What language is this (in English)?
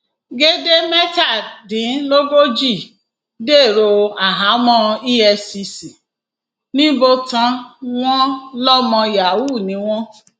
Yoruba